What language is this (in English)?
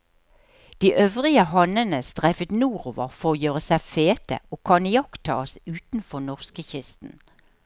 Norwegian